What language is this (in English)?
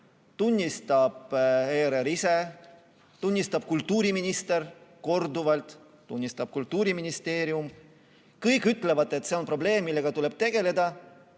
Estonian